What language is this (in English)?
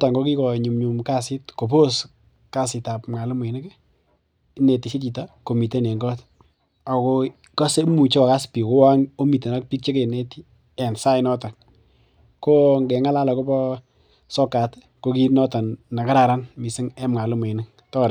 Kalenjin